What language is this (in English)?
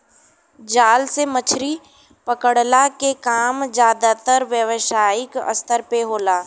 Bhojpuri